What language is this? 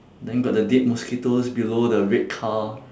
English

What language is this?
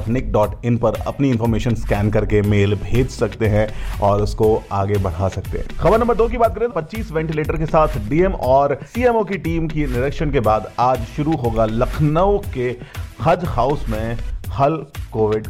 Hindi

